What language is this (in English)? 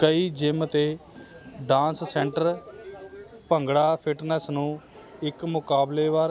Punjabi